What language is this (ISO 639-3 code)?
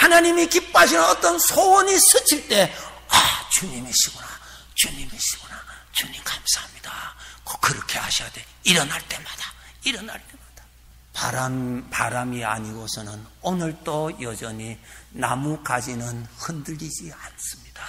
kor